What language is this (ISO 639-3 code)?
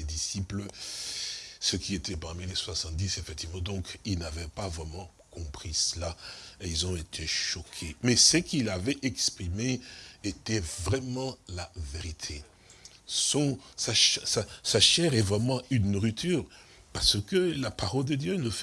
fra